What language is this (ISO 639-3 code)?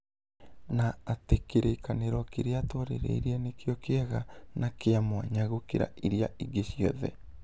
kik